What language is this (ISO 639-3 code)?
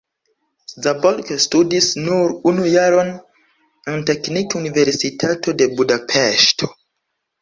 epo